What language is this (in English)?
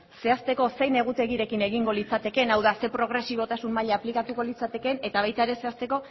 Basque